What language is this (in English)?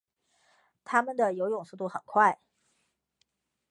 Chinese